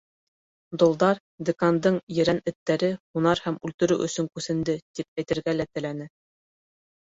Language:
Bashkir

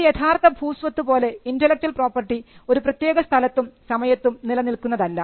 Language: Malayalam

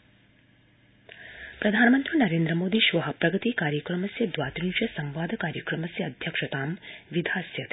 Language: Sanskrit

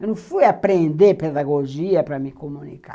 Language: Portuguese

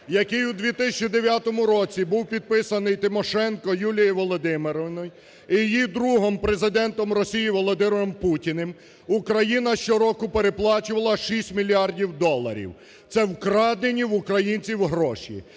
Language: Ukrainian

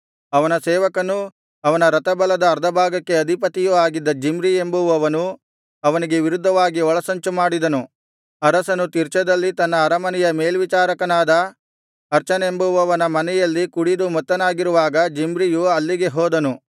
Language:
Kannada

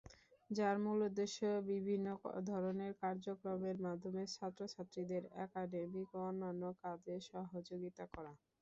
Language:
Bangla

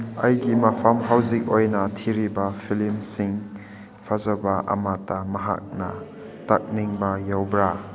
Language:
Manipuri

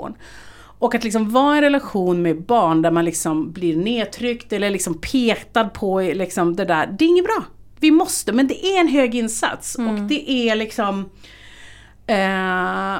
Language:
Swedish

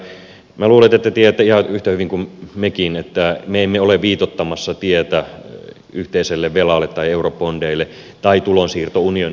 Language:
Finnish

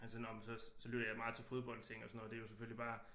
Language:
Danish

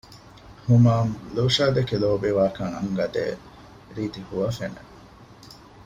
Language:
Divehi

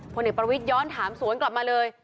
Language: Thai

